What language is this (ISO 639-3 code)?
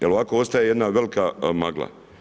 hrv